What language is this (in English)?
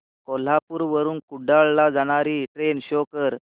Marathi